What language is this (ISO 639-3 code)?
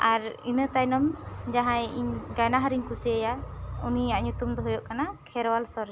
sat